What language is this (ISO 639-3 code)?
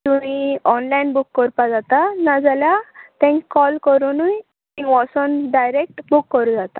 kok